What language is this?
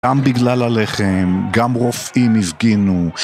Hebrew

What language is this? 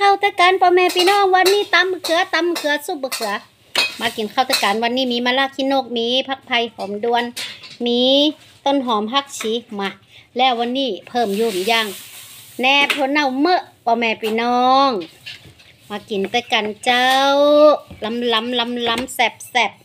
Thai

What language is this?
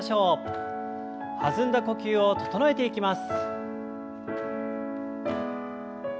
Japanese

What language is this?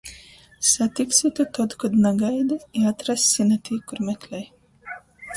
Latgalian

